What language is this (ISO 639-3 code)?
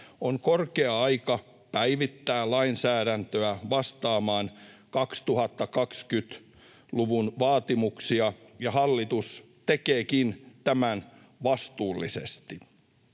fin